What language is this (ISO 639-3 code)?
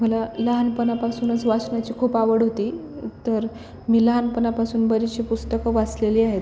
mar